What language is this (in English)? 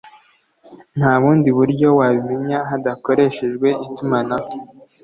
Kinyarwanda